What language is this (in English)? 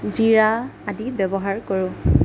Assamese